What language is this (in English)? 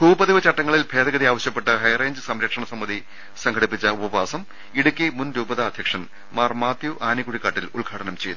Malayalam